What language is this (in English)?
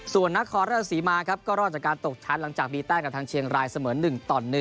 Thai